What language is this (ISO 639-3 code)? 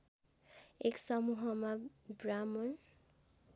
nep